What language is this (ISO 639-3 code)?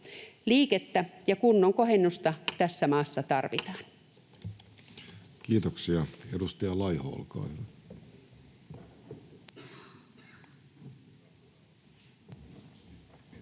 fin